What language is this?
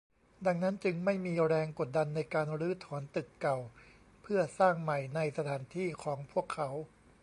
Thai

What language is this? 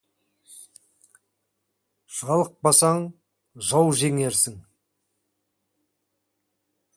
Kazakh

